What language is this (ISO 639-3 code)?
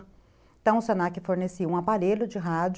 por